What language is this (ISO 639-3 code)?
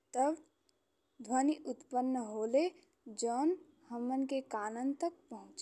bho